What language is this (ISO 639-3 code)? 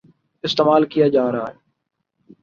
urd